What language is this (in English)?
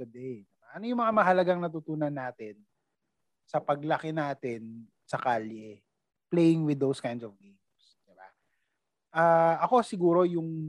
Filipino